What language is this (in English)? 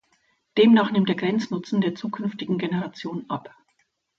German